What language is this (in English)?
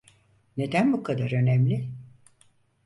Turkish